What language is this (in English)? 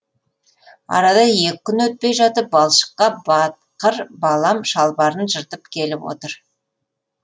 Kazakh